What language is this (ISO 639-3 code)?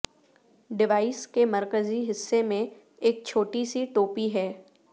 urd